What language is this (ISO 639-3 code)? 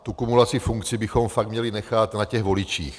ces